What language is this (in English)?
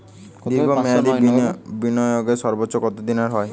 Bangla